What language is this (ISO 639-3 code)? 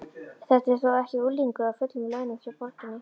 isl